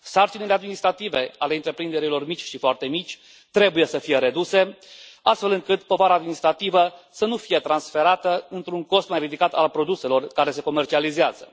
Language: Romanian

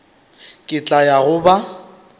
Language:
Northern Sotho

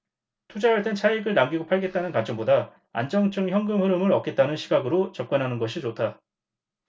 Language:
Korean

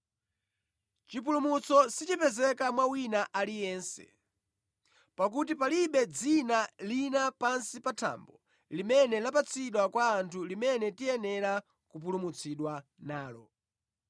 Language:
Nyanja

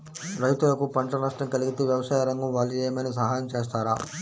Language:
Telugu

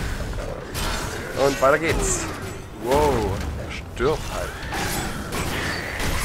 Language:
German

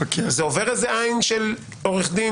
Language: Hebrew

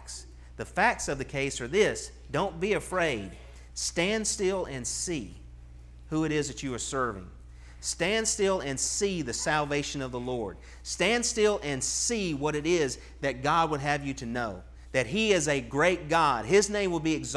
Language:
English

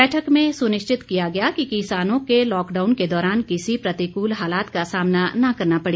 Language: Hindi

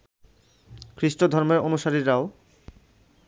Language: Bangla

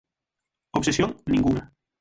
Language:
Galician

